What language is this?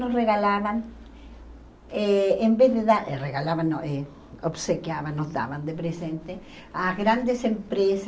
Portuguese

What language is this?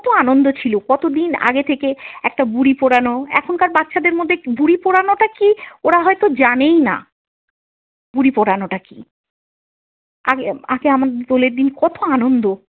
Bangla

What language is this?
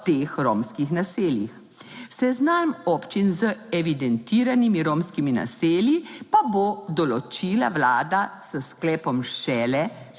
Slovenian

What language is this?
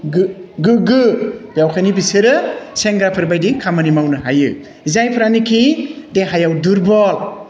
Bodo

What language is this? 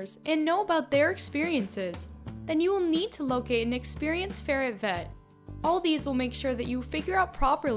English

